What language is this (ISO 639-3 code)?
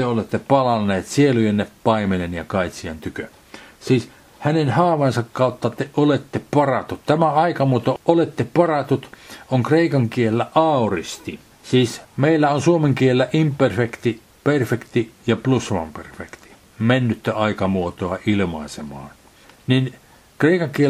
fin